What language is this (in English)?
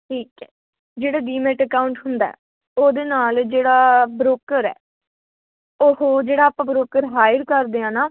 Punjabi